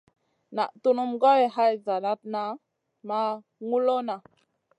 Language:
Masana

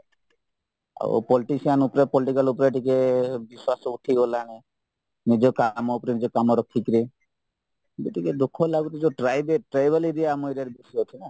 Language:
Odia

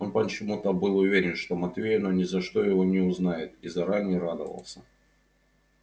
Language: Russian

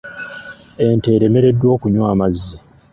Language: Ganda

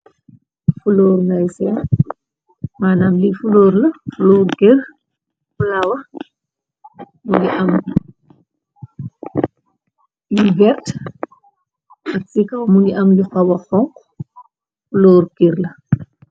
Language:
Wolof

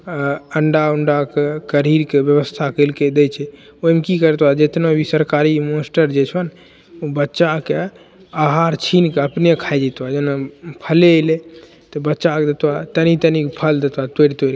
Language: Maithili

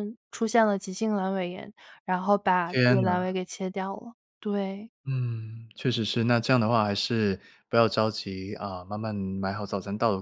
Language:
Chinese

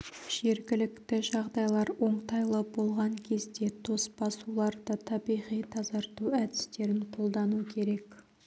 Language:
Kazakh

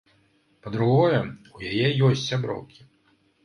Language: Belarusian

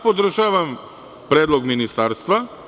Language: Serbian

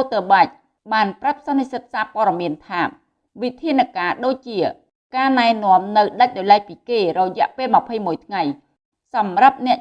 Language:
Vietnamese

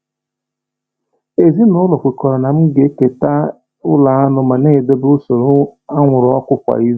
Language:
Igbo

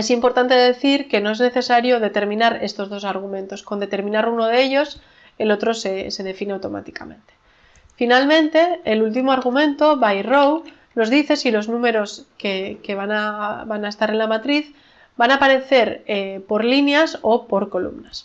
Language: Spanish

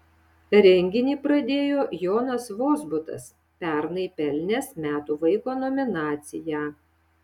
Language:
Lithuanian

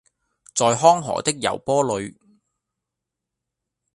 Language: Cantonese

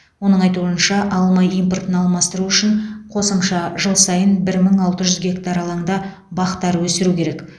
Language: Kazakh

